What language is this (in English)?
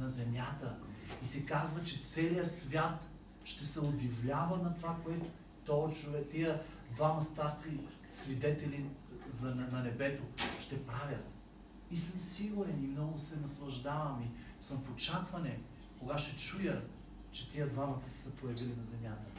Bulgarian